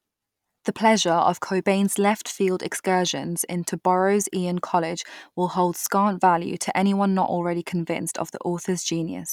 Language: English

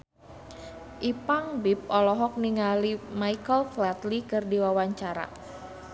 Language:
Sundanese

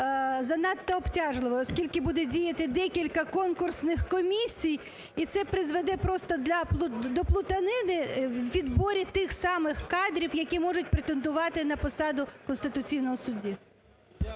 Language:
Ukrainian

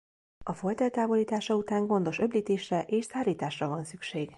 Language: Hungarian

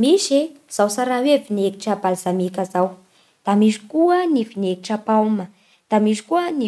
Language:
Bara Malagasy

